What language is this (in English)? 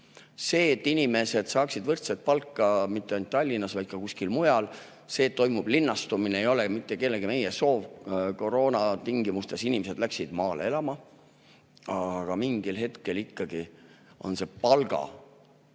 Estonian